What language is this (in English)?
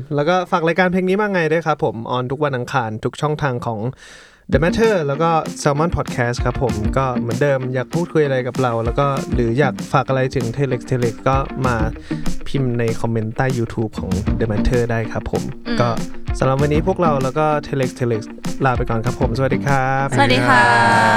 Thai